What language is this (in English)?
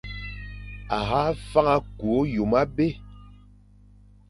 Fang